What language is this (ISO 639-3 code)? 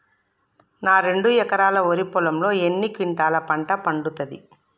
tel